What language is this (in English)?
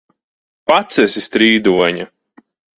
Latvian